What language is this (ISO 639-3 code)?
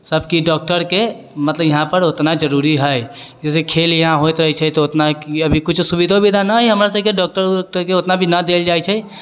mai